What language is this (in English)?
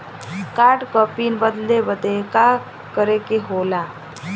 Bhojpuri